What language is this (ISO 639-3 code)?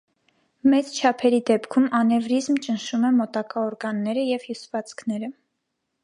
hye